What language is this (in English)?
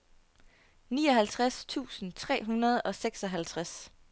Danish